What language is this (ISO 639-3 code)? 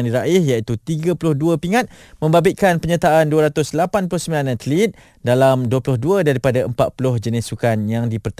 msa